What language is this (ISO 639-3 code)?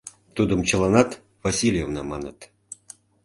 chm